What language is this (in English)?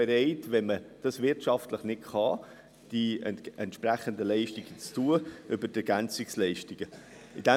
Swiss German